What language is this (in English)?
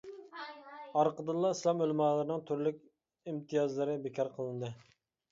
Uyghur